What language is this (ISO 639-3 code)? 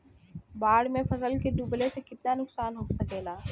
bho